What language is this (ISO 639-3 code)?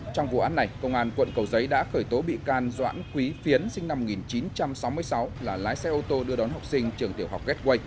vie